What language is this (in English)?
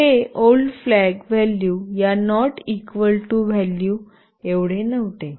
Marathi